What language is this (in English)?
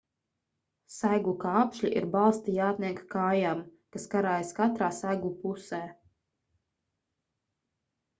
Latvian